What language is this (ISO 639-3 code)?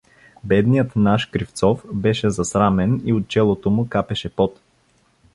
bul